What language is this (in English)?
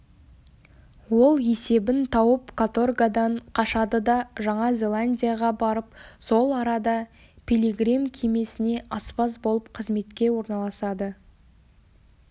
Kazakh